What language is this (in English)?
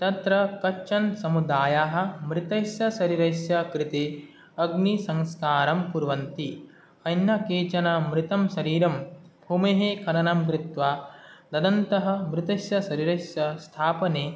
Sanskrit